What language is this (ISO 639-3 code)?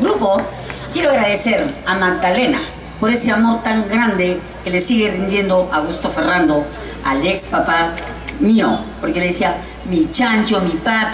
spa